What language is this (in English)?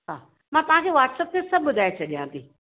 Sindhi